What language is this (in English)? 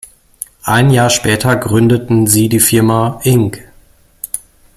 German